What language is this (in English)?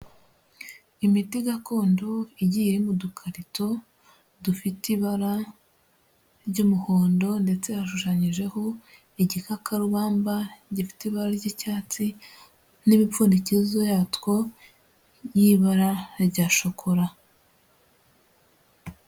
Kinyarwanda